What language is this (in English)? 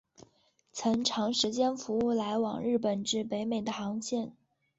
Chinese